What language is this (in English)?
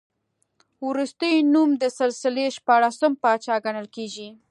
Pashto